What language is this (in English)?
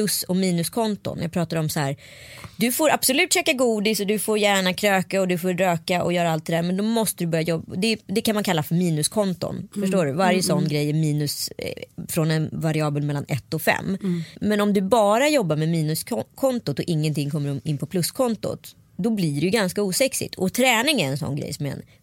Swedish